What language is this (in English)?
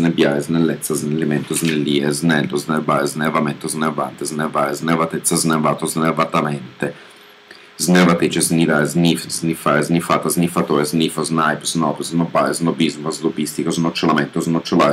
Italian